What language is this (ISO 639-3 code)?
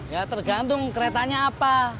ind